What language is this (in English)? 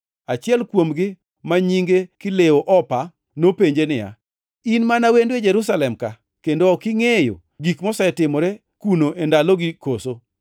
Luo (Kenya and Tanzania)